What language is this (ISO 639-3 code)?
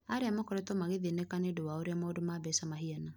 kik